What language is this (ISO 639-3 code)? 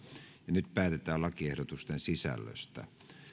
fin